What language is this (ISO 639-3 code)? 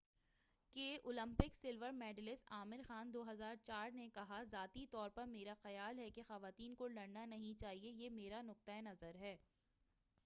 urd